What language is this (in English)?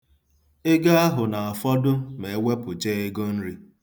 Igbo